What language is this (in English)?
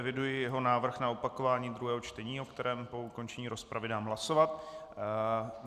Czech